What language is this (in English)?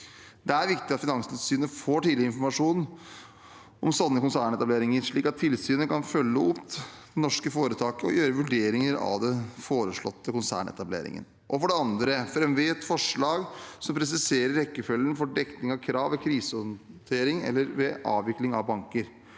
Norwegian